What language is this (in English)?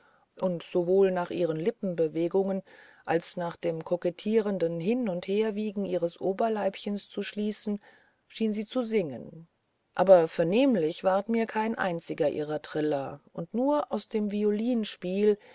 German